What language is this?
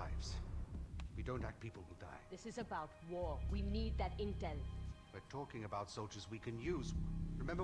Czech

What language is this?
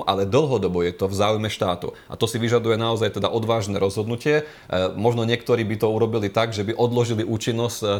Slovak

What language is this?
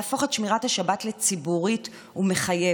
Hebrew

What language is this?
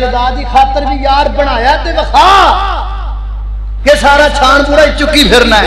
Hindi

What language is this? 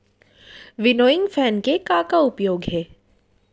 Chhattisgarhi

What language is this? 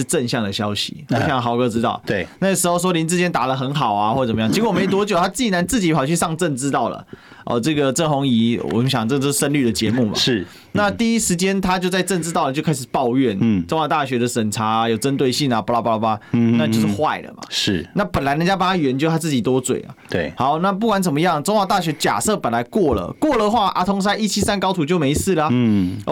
Chinese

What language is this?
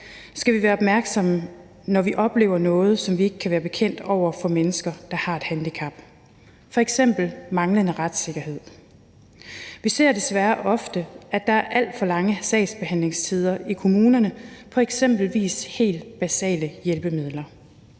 Danish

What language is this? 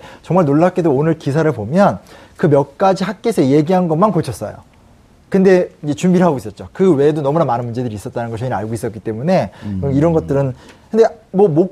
Korean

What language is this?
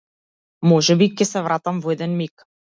Macedonian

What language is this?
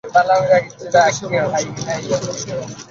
Bangla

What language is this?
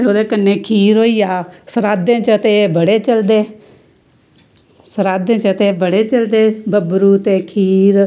Dogri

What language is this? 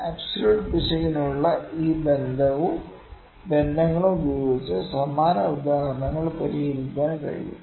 Malayalam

